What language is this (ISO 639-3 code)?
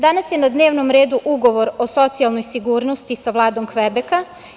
srp